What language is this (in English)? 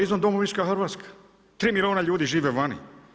Croatian